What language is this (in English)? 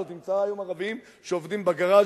Hebrew